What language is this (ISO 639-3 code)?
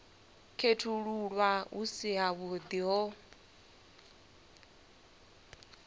ven